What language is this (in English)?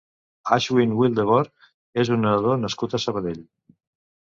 Catalan